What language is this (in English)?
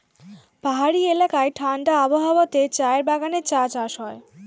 Bangla